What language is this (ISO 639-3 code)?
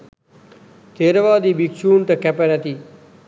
sin